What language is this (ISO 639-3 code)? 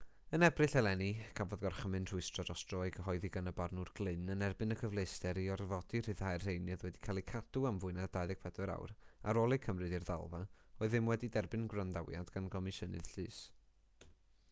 cym